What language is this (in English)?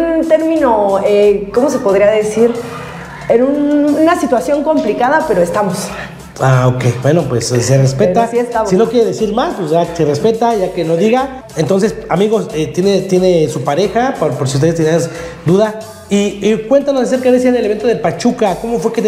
Spanish